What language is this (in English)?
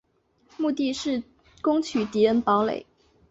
Chinese